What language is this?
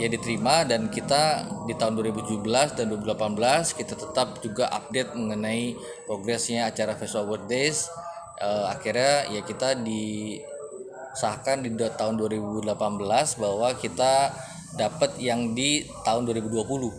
Indonesian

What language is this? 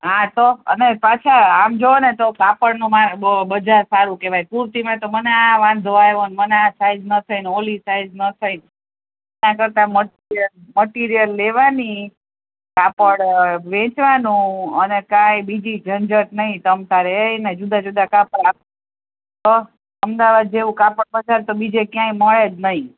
Gujarati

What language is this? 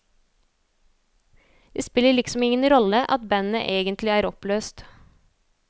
Norwegian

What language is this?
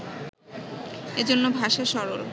Bangla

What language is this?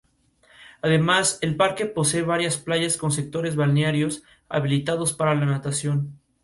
Spanish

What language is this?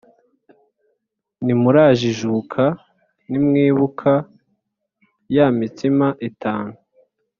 Kinyarwanda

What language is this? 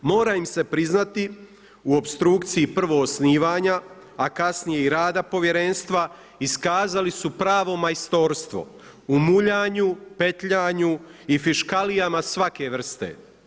Croatian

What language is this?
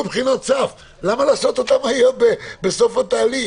Hebrew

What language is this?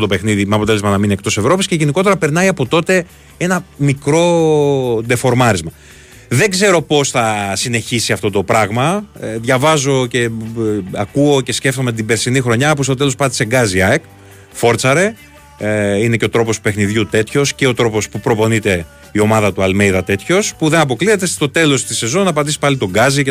Greek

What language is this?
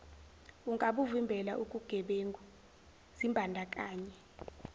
Zulu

